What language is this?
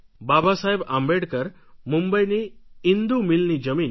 Gujarati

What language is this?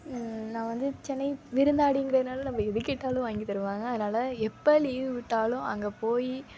Tamil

